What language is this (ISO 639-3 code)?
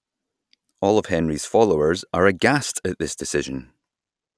eng